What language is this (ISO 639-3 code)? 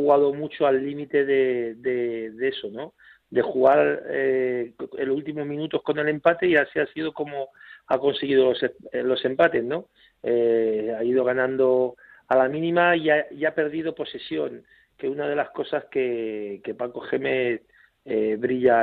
spa